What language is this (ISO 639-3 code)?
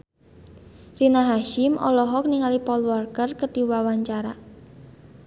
sun